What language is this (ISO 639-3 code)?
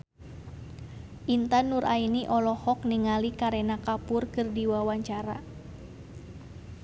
sun